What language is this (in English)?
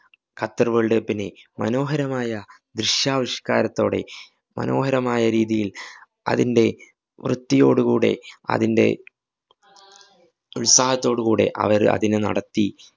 Malayalam